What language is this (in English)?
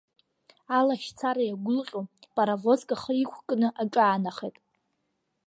Abkhazian